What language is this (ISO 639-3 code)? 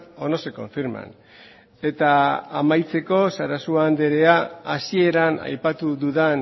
eus